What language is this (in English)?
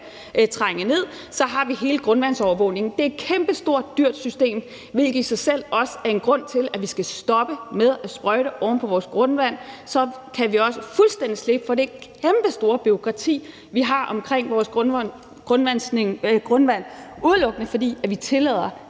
Danish